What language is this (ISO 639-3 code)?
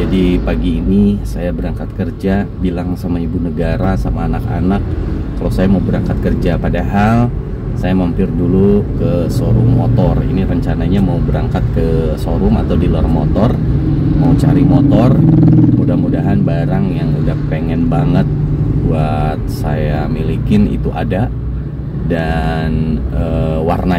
ind